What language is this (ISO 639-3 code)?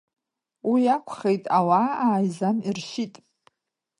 abk